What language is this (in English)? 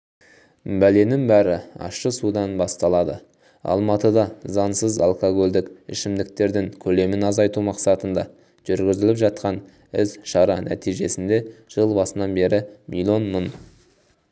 Kazakh